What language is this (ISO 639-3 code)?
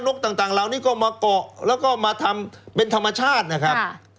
tha